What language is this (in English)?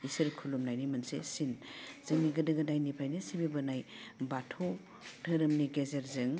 Bodo